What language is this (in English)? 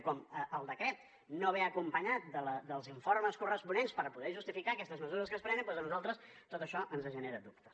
Catalan